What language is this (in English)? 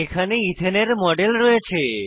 Bangla